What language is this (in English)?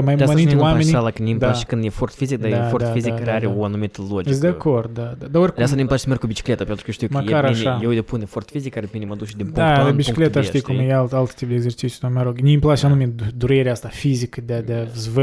Romanian